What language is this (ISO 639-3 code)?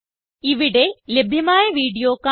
mal